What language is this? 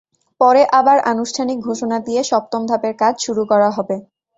Bangla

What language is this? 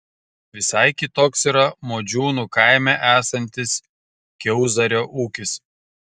Lithuanian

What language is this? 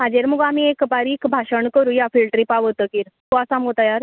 Konkani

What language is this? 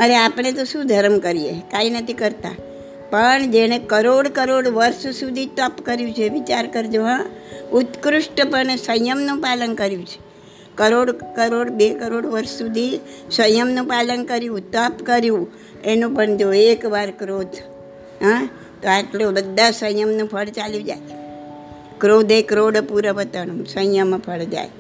Gujarati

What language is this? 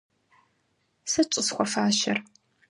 Kabardian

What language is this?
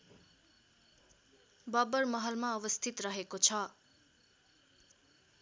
Nepali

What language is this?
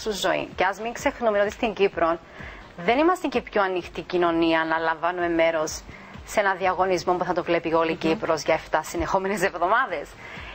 Greek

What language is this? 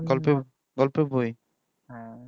Bangla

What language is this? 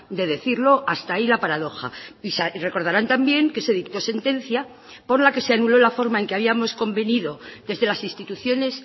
Spanish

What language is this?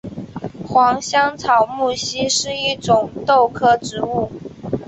Chinese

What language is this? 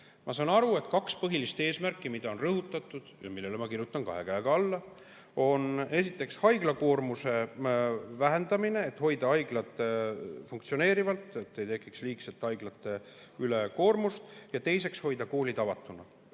Estonian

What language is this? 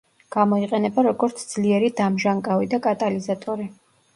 Georgian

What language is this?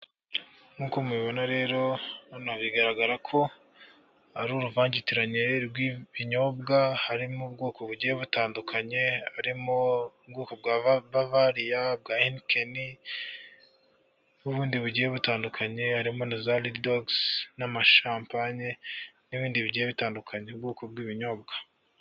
Kinyarwanda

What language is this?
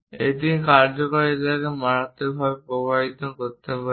Bangla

